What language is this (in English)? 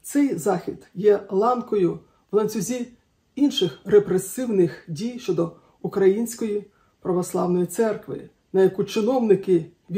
Ukrainian